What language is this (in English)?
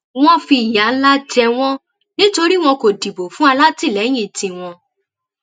Yoruba